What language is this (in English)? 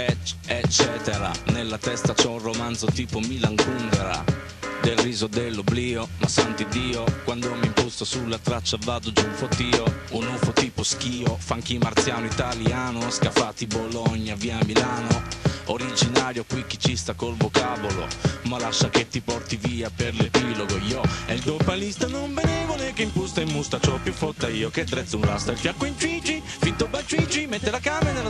Italian